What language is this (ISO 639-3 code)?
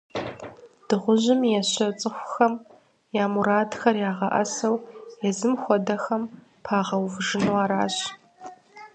kbd